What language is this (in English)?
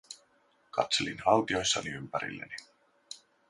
Finnish